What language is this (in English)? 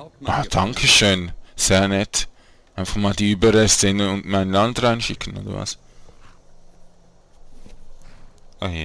German